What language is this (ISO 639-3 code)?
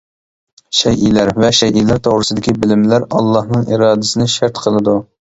uig